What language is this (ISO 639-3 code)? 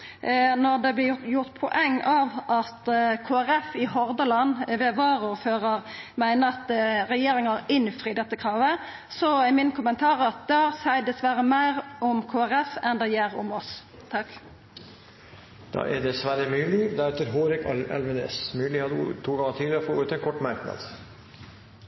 nor